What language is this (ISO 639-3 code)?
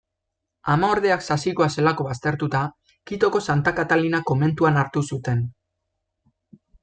eus